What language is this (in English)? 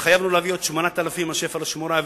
Hebrew